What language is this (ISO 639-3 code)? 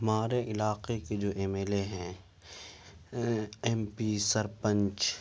urd